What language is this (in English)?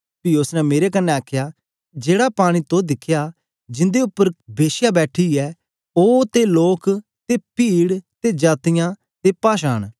Dogri